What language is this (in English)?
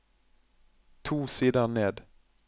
Norwegian